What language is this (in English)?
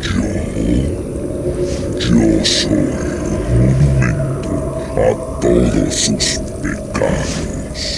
Spanish